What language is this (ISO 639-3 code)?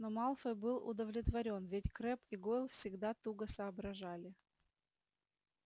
rus